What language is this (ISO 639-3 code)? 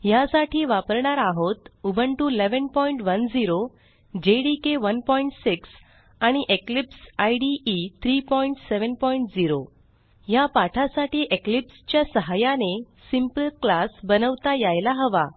mar